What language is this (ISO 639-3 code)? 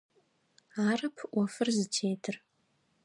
ady